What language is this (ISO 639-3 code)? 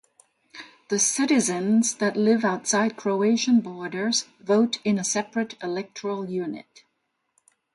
eng